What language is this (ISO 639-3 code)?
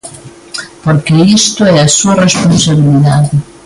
glg